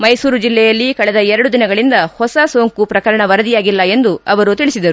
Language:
Kannada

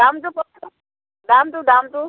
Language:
Assamese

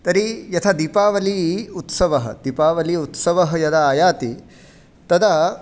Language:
Sanskrit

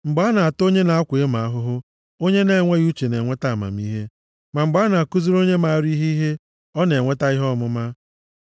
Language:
Igbo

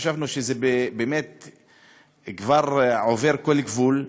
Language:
Hebrew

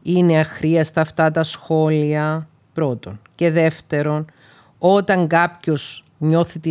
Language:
Greek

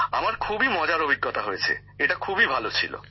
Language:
Bangla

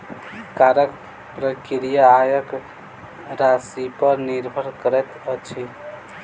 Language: Maithili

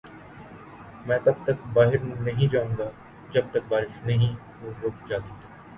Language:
Urdu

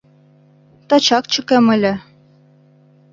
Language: Mari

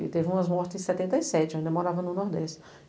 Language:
Portuguese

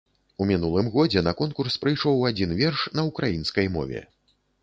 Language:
Belarusian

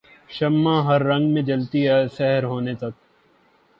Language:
Urdu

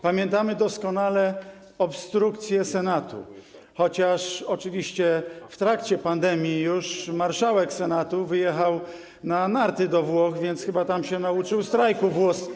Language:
Polish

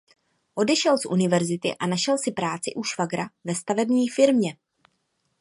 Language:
Czech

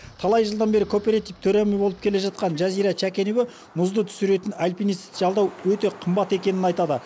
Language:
Kazakh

